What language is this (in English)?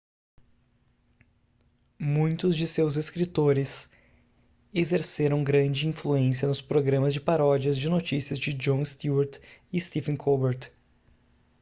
Portuguese